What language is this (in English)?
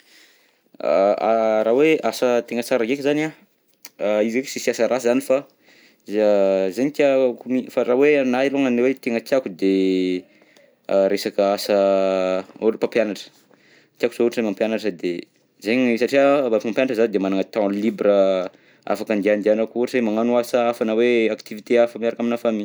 Southern Betsimisaraka Malagasy